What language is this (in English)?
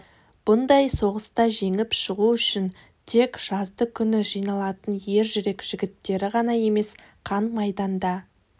Kazakh